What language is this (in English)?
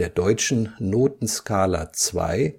German